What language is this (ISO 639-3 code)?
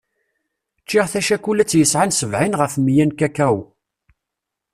kab